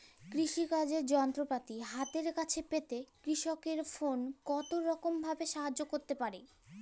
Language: Bangla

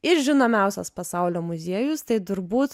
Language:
Lithuanian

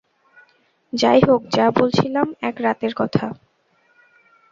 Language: Bangla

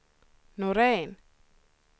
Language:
Swedish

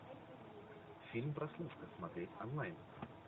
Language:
Russian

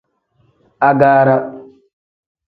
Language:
Tem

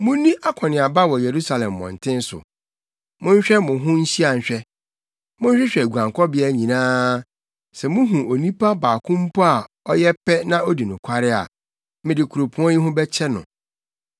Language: Akan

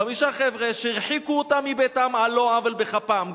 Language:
Hebrew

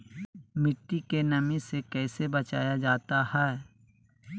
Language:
Magahi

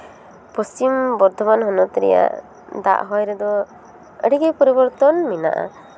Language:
Santali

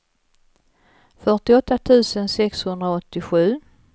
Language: Swedish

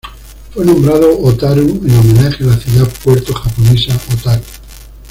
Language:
Spanish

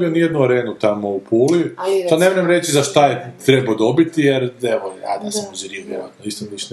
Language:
Croatian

